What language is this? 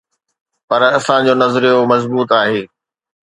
Sindhi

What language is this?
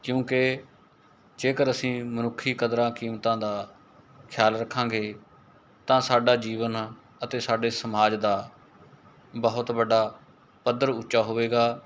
Punjabi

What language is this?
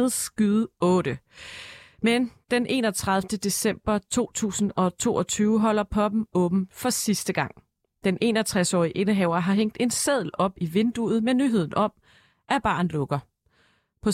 Danish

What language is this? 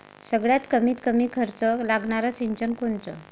Marathi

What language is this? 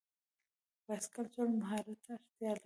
Pashto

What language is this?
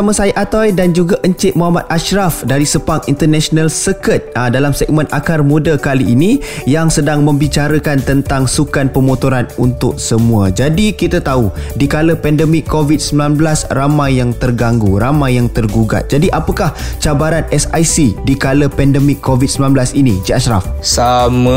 Malay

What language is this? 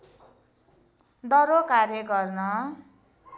Nepali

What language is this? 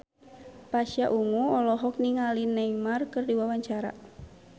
Sundanese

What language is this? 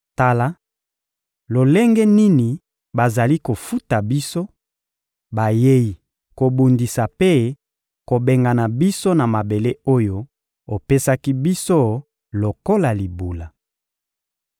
Lingala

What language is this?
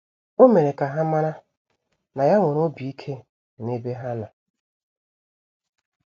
Igbo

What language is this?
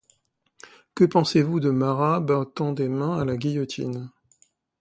French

